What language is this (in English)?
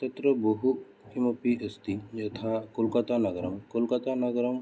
Sanskrit